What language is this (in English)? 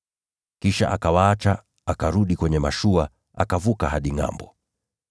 Swahili